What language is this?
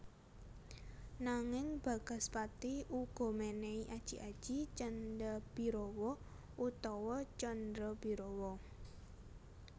Javanese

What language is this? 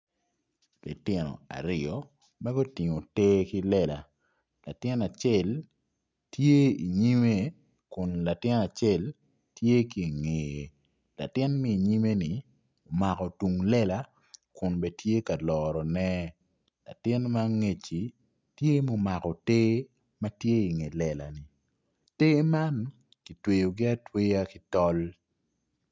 Acoli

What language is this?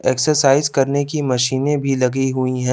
Hindi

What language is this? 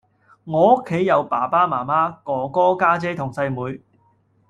Cantonese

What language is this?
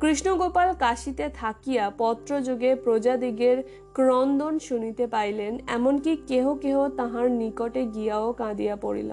Bangla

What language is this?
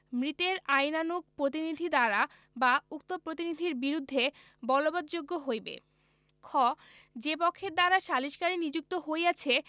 Bangla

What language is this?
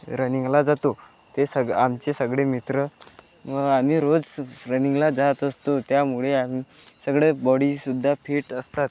Marathi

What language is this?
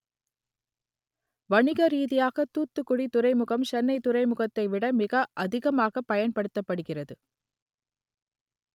Tamil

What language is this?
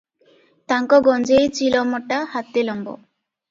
Odia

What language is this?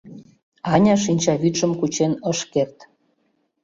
Mari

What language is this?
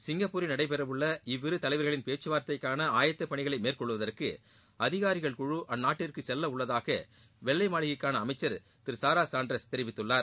Tamil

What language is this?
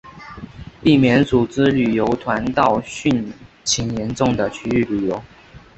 Chinese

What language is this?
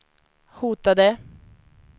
Swedish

